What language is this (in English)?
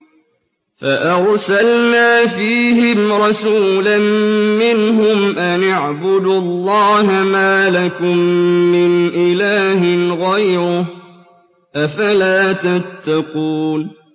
Arabic